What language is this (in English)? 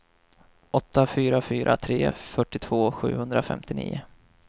Swedish